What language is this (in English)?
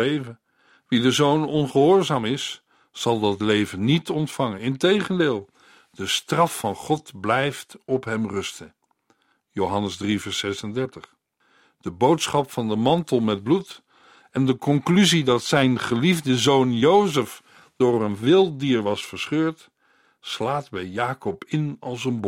Dutch